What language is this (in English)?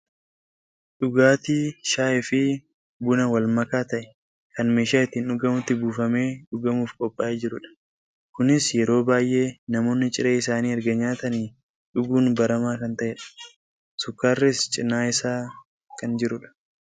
Oromo